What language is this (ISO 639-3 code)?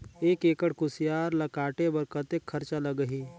hne